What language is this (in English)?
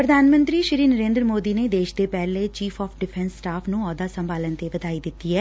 Punjabi